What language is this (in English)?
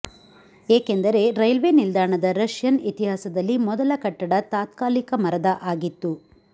Kannada